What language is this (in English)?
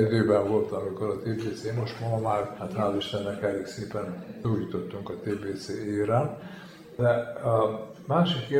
Hungarian